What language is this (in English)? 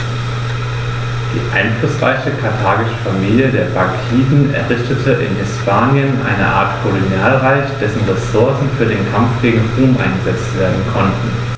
German